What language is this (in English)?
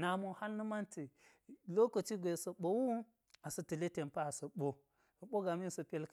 Geji